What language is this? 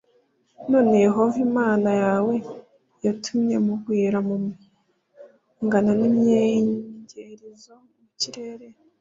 Kinyarwanda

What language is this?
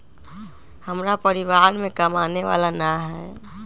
Magahi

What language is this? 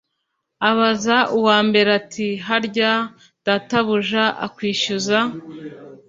Kinyarwanda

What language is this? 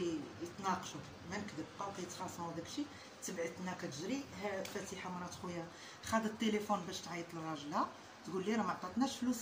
Arabic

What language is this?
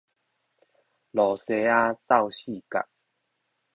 Min Nan Chinese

